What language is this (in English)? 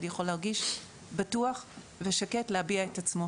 Hebrew